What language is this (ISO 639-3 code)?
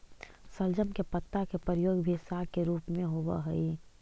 mag